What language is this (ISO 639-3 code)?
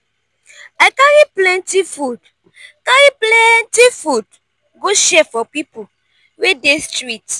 pcm